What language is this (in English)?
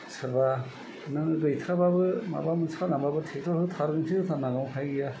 Bodo